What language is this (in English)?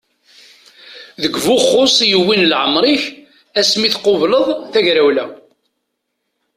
Kabyle